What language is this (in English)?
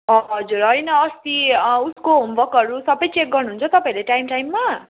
Nepali